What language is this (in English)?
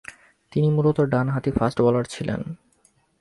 Bangla